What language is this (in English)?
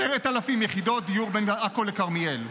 Hebrew